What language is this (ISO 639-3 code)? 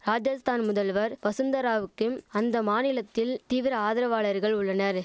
tam